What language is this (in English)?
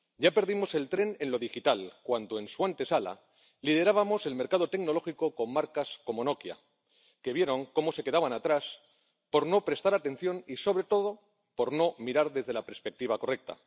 Spanish